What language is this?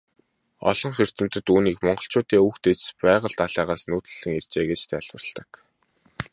Mongolian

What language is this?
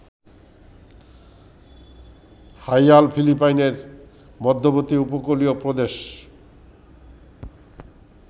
Bangla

